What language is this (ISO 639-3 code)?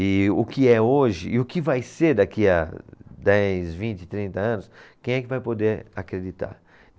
por